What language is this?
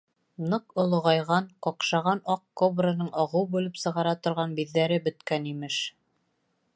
Bashkir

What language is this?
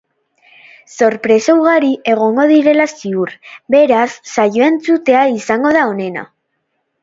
Basque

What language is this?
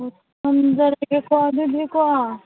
Manipuri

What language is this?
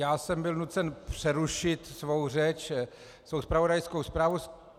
Czech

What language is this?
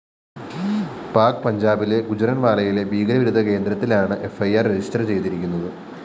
Malayalam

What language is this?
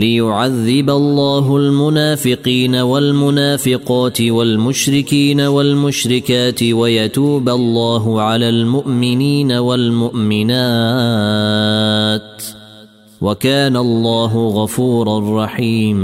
Arabic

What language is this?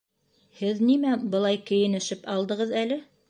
Bashkir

